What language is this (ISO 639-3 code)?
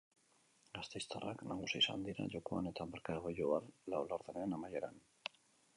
eus